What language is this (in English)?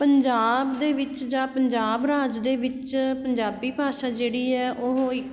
Punjabi